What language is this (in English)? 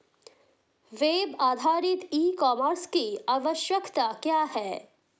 Hindi